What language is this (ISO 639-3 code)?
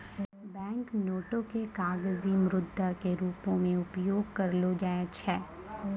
mai